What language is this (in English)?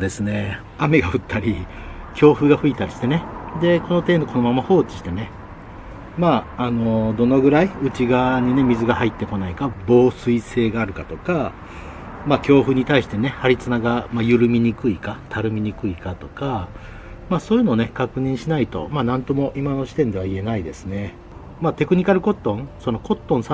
Japanese